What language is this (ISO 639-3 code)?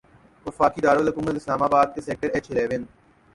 urd